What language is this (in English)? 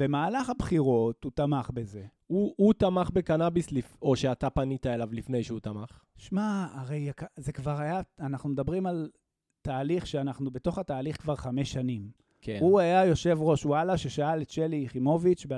Hebrew